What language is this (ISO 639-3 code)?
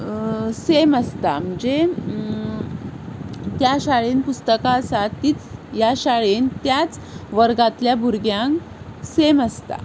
kok